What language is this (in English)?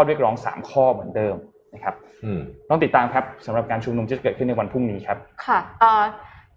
Thai